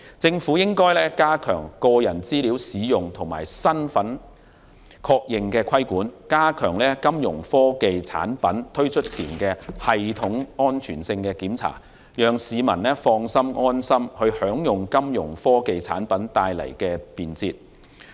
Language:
Cantonese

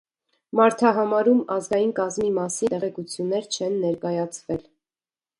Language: Armenian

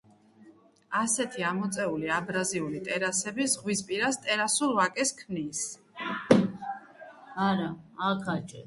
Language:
Georgian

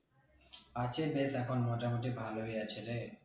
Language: Bangla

